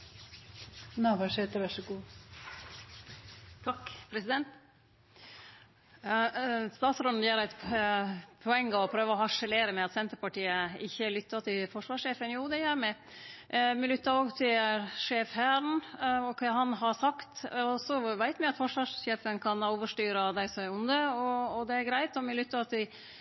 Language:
Norwegian Nynorsk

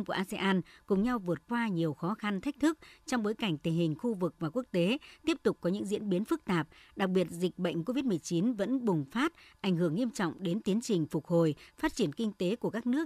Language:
Vietnamese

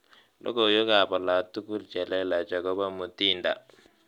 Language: Kalenjin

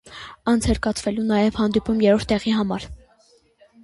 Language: Armenian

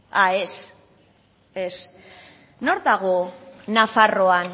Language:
Basque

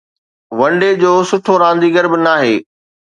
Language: Sindhi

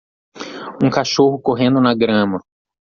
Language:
Portuguese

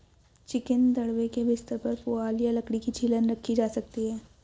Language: Hindi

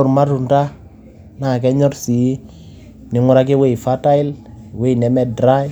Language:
Masai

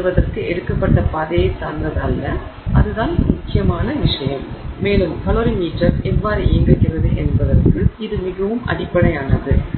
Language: Tamil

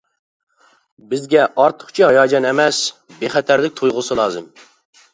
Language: Uyghur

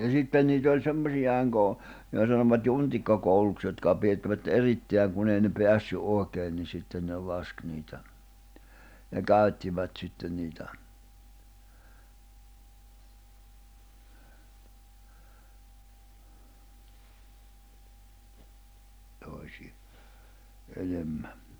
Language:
Finnish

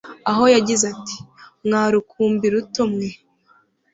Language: Kinyarwanda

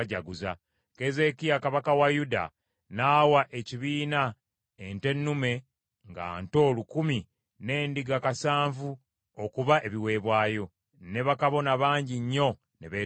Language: Ganda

